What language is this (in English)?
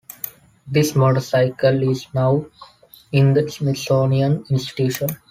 English